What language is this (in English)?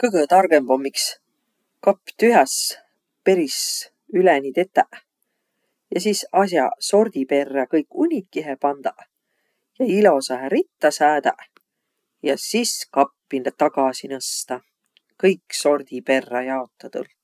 Võro